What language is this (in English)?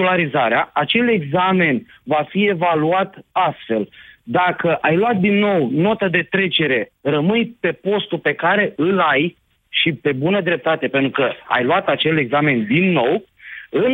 Romanian